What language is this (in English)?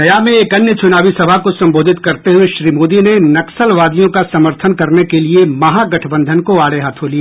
Hindi